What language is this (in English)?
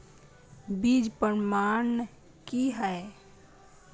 Maithili